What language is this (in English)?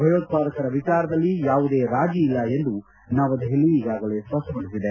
Kannada